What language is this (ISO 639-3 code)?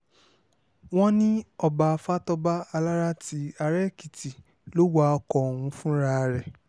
yor